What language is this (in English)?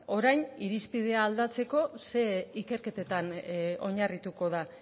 Basque